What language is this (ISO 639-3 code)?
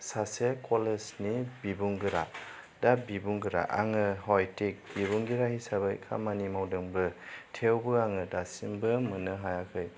brx